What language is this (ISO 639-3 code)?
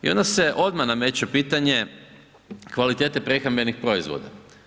hrv